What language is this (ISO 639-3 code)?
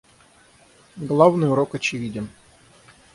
rus